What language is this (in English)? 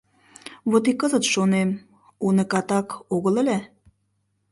Mari